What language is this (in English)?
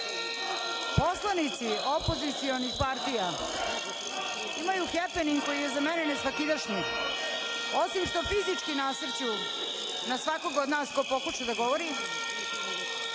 Serbian